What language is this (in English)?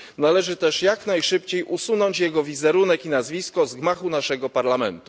Polish